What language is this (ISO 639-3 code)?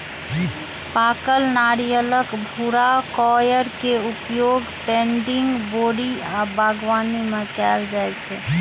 mai